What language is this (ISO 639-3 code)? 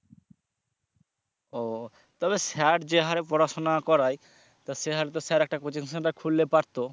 ben